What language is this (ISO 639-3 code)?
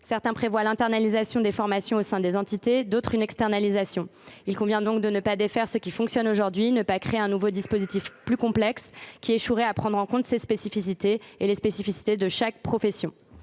fra